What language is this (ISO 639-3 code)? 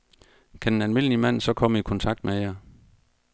dan